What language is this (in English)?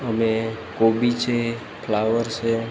Gujarati